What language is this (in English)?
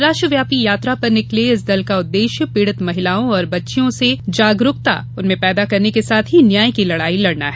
Hindi